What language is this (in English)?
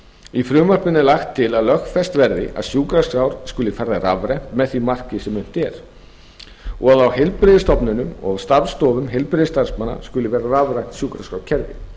Icelandic